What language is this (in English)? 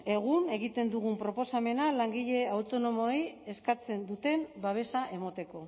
Basque